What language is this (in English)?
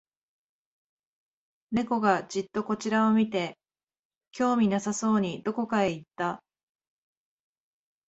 Japanese